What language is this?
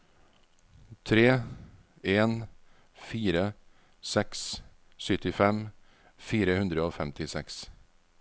Norwegian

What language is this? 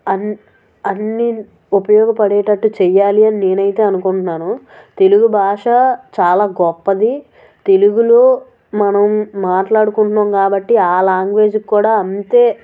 Telugu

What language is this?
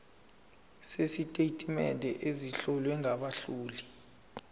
Zulu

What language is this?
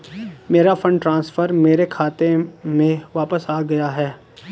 Hindi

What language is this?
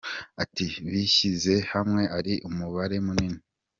Kinyarwanda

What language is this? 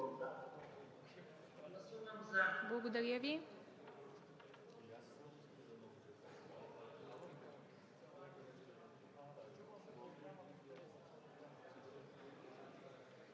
Bulgarian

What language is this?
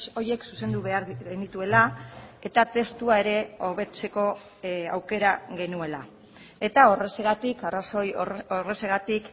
Basque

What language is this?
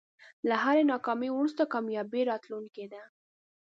Pashto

